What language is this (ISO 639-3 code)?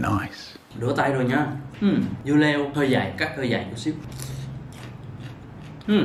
vie